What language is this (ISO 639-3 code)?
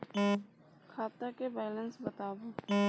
mai